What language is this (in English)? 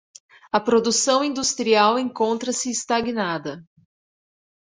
Portuguese